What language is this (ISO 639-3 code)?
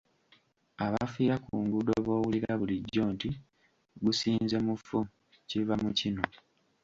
lug